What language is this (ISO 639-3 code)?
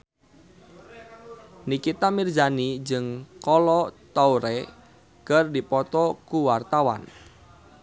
sun